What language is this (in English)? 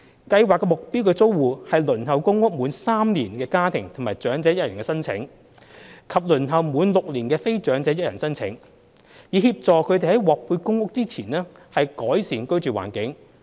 Cantonese